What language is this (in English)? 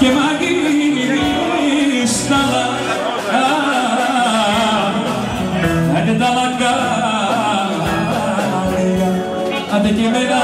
Greek